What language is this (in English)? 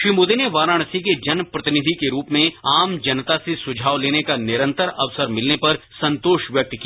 Hindi